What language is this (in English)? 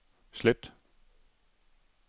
Danish